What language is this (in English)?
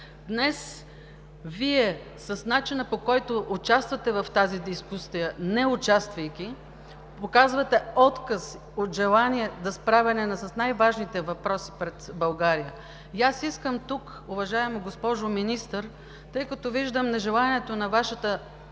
Bulgarian